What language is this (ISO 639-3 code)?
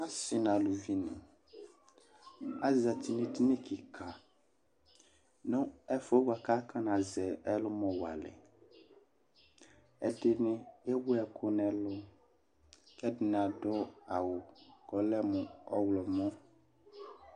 kpo